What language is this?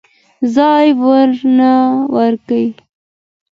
Pashto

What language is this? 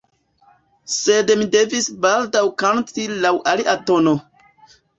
Esperanto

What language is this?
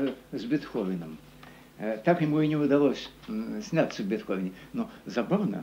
Russian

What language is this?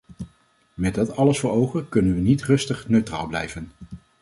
Dutch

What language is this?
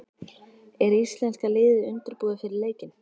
Icelandic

